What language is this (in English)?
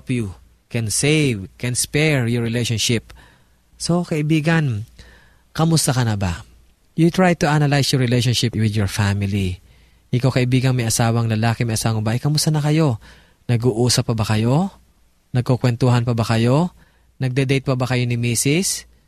Filipino